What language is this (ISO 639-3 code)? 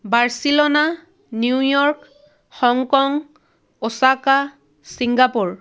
asm